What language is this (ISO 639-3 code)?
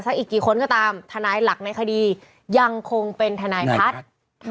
tha